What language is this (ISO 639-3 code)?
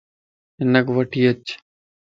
lss